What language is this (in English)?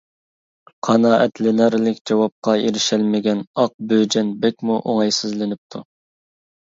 Uyghur